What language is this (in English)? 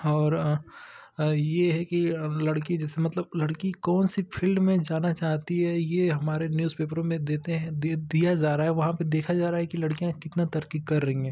Hindi